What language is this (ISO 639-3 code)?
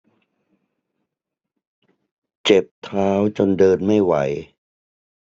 tha